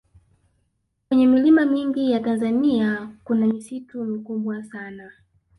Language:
Swahili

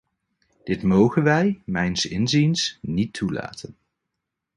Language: Dutch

